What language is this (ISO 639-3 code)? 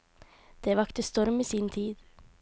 nor